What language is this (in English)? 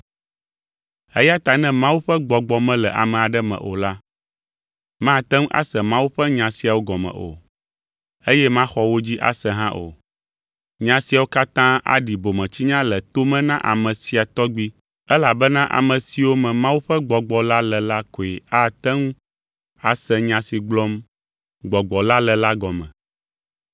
Ewe